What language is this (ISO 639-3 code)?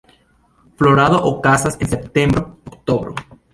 epo